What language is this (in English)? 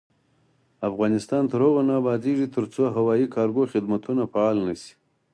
Pashto